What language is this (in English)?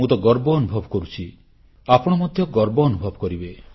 Odia